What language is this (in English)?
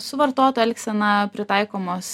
Lithuanian